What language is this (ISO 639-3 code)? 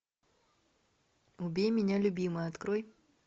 rus